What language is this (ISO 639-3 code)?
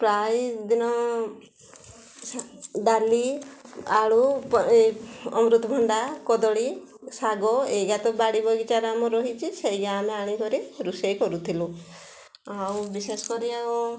ori